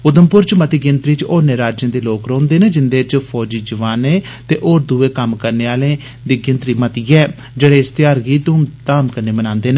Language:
Dogri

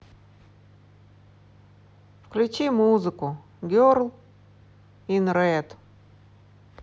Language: Russian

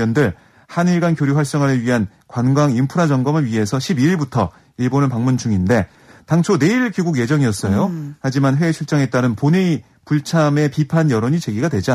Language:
Korean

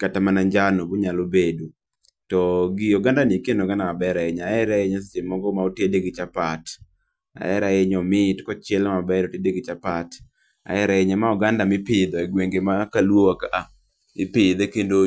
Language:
Luo (Kenya and Tanzania)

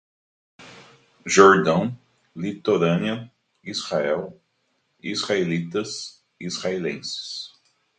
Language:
Portuguese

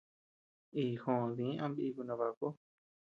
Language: Tepeuxila Cuicatec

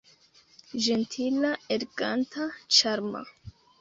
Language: Esperanto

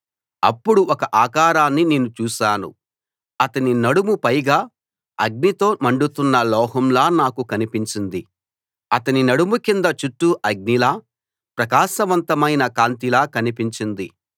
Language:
Telugu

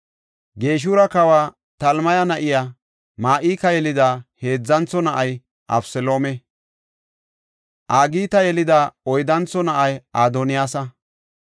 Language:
Gofa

